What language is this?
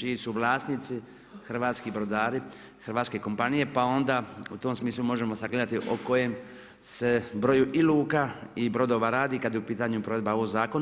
Croatian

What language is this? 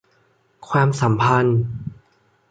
Thai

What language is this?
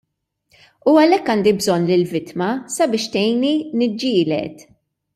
Maltese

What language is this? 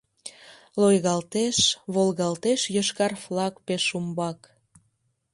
Mari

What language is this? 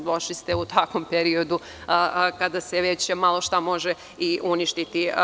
Serbian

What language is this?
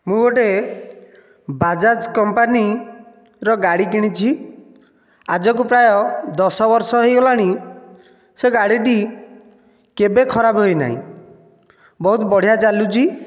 Odia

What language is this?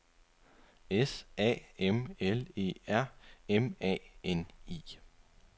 Danish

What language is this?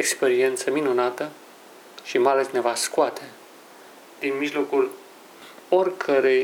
Romanian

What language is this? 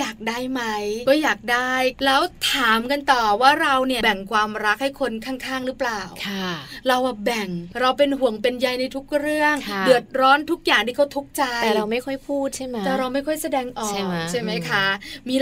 Thai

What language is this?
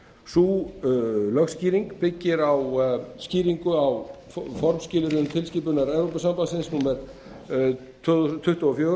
Icelandic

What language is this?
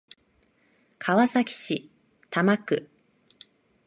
Japanese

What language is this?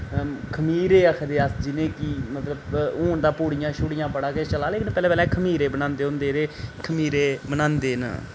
Dogri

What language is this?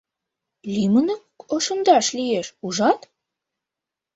Mari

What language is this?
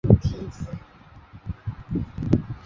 Chinese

